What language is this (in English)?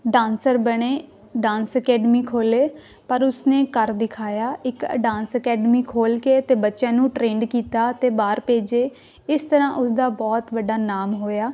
Punjabi